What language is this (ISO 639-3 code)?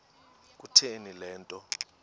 xho